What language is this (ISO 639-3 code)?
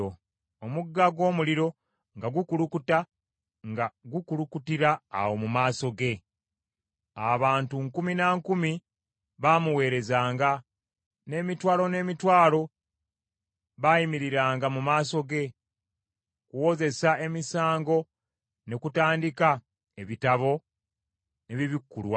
lug